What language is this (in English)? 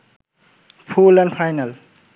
Bangla